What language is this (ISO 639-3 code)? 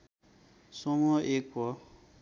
nep